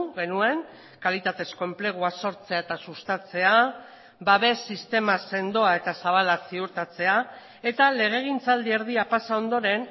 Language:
Basque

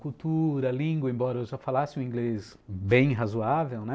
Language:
Portuguese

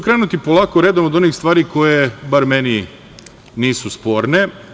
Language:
Serbian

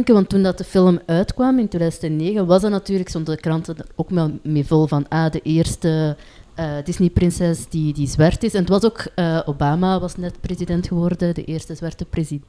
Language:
Dutch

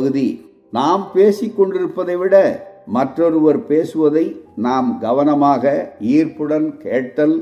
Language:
Tamil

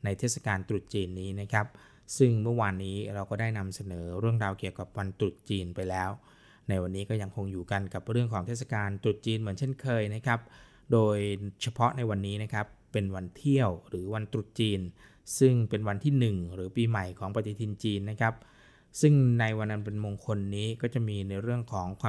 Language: Thai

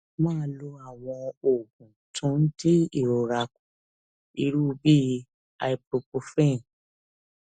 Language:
Yoruba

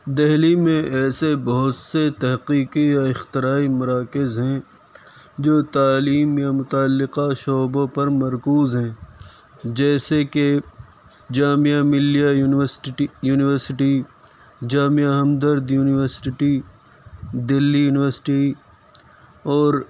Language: Urdu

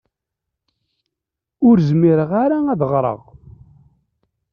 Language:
Kabyle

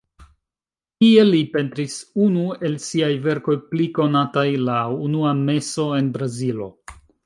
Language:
Esperanto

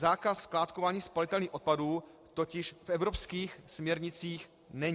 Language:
Czech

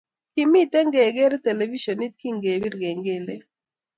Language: Kalenjin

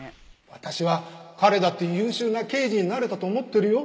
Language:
Japanese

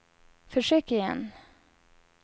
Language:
Swedish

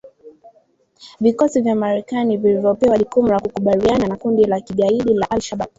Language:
Swahili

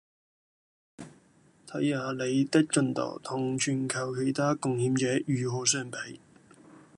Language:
Cantonese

